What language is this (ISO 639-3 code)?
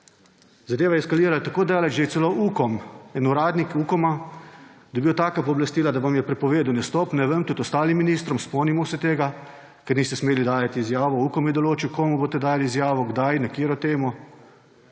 slv